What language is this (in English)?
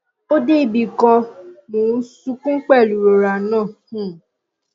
Yoruba